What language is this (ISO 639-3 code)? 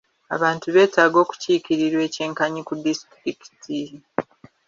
lug